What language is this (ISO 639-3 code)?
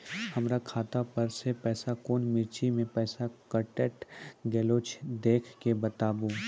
mai